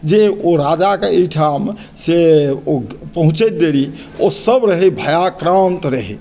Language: Maithili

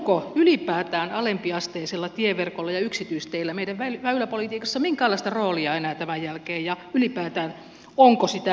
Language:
Finnish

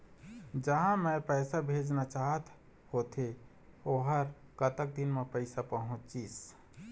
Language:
Chhattisgarhi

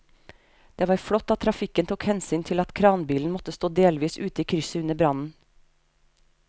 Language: Norwegian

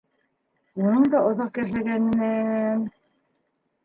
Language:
Bashkir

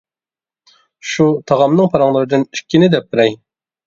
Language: Uyghur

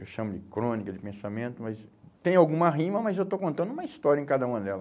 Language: Portuguese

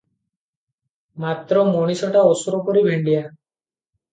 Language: Odia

